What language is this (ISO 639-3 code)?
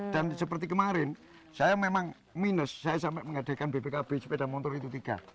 ind